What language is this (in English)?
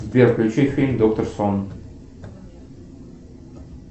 Russian